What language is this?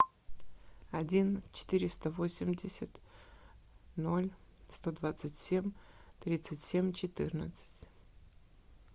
Russian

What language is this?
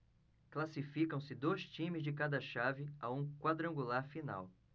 Portuguese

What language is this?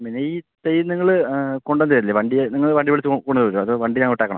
Malayalam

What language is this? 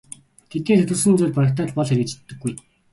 Mongolian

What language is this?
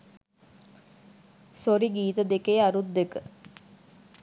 Sinhala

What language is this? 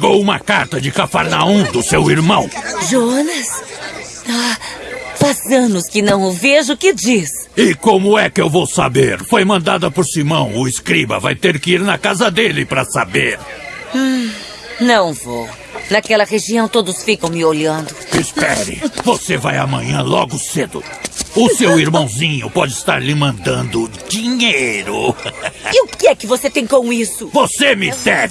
Portuguese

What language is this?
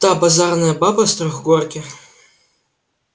Russian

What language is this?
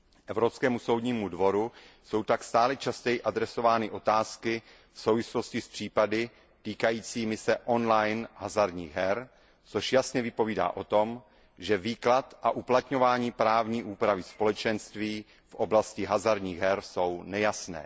Czech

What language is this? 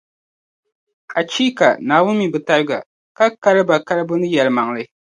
Dagbani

